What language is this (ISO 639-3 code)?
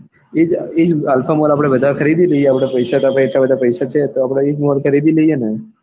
guj